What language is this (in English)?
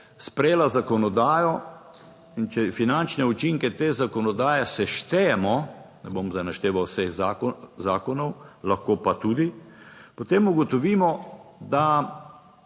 Slovenian